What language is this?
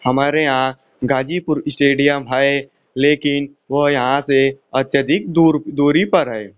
Hindi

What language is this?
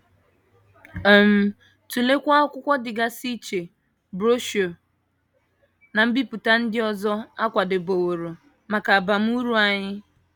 Igbo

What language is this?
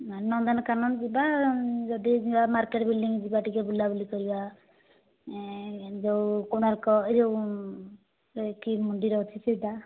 Odia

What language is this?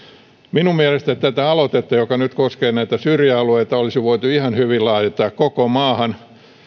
Finnish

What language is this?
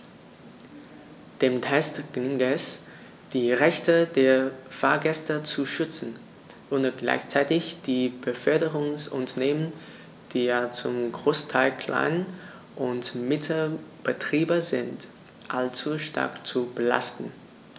German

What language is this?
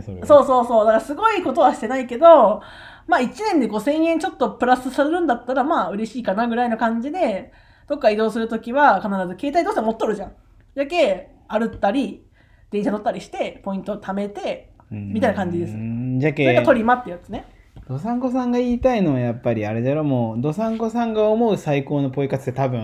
Japanese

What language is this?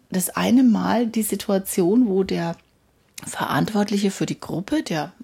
German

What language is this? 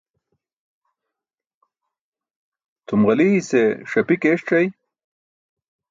Burushaski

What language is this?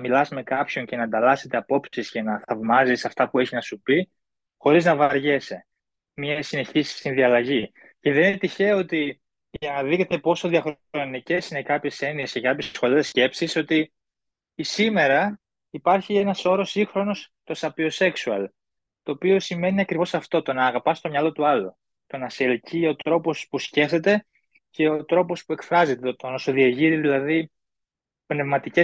Greek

